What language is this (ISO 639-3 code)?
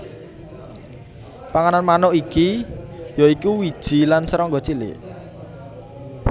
jav